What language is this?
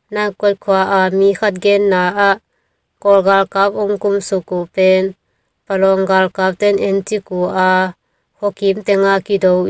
Thai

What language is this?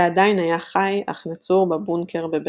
Hebrew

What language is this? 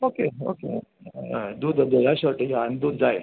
Konkani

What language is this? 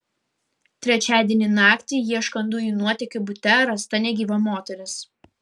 Lithuanian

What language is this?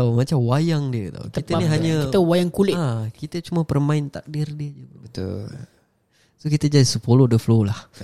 Malay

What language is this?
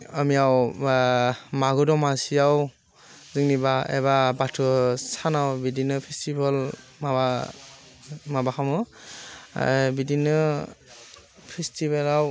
Bodo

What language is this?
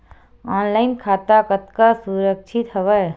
Chhattisgarhi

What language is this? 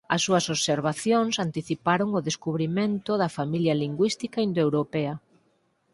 Galician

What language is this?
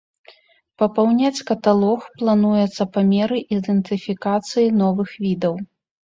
Belarusian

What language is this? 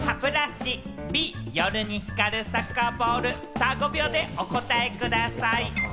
Japanese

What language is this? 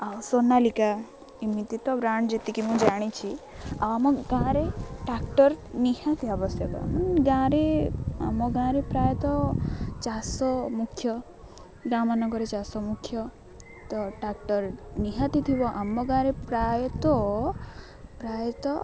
Odia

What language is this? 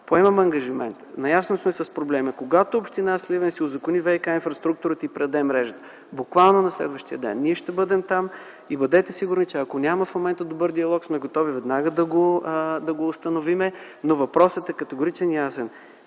Bulgarian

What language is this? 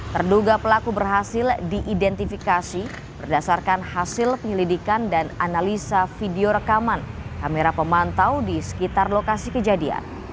Indonesian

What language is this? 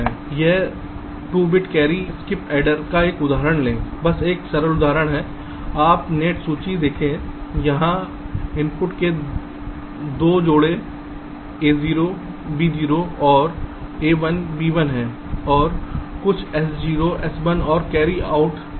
Hindi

